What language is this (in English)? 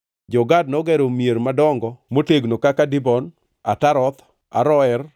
Luo (Kenya and Tanzania)